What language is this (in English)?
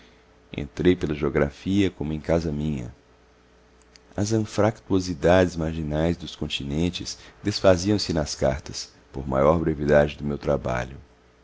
Portuguese